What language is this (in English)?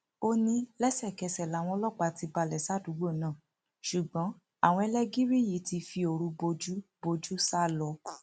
Yoruba